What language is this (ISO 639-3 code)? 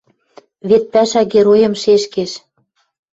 mrj